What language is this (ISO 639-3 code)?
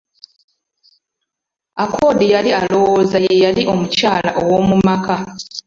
lug